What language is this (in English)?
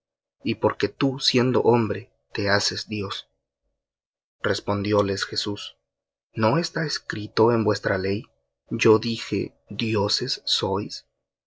Spanish